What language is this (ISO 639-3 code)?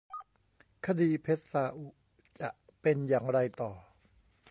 tha